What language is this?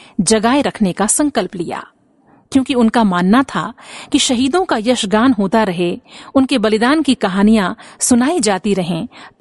Hindi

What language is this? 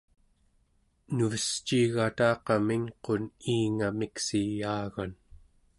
Central Yupik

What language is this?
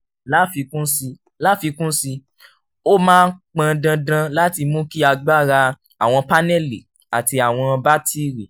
Yoruba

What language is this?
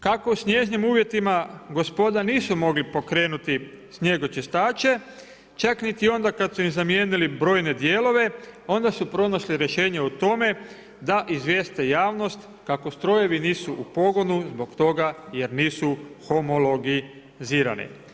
Croatian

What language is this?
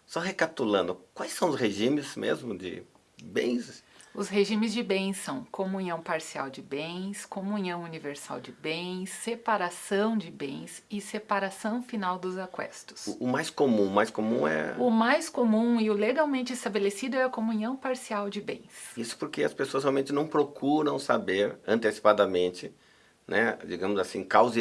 Portuguese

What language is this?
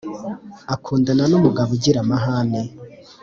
Kinyarwanda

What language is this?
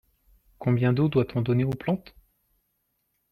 French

